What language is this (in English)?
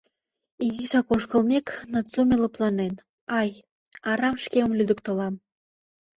Mari